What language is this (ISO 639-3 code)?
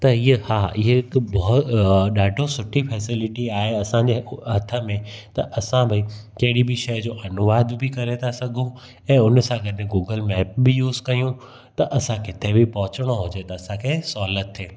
snd